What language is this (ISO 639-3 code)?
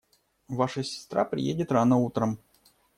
rus